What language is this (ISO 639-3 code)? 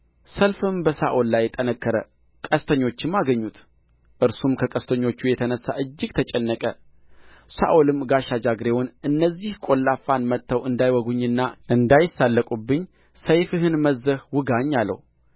amh